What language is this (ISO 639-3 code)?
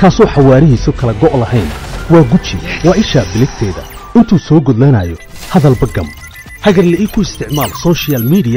ara